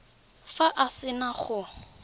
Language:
Tswana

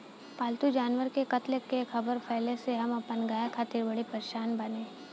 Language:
Bhojpuri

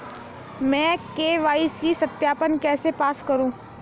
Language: Hindi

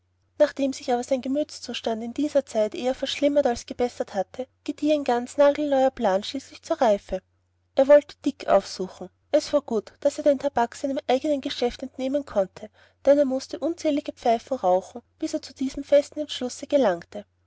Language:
German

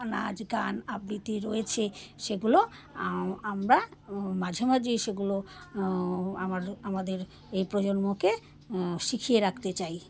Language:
Bangla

